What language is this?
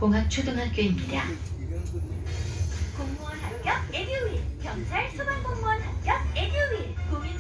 Korean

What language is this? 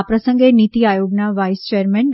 Gujarati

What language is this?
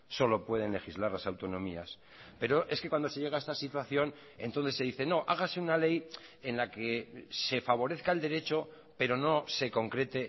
Spanish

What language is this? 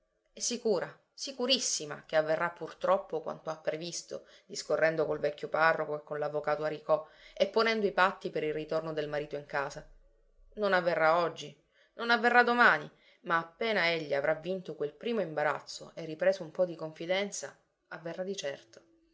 Italian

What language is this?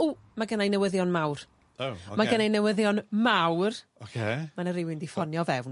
Welsh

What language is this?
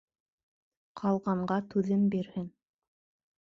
Bashkir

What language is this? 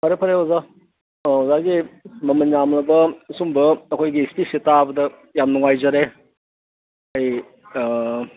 Manipuri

